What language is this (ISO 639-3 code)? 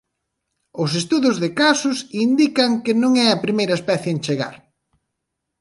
glg